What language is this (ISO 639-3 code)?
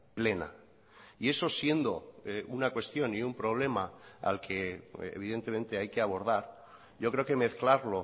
spa